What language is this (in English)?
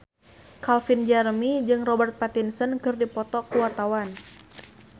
Sundanese